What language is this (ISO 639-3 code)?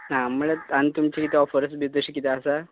kok